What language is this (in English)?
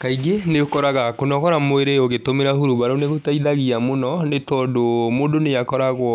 Kikuyu